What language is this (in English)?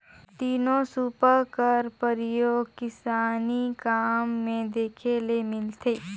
Chhattisgarhi